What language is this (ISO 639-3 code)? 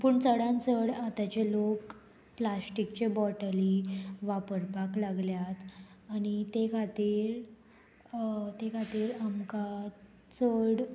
kok